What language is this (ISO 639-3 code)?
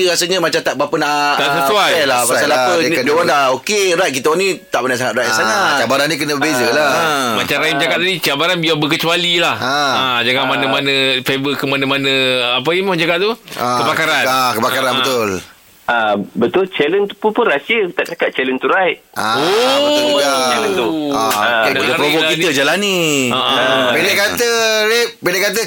msa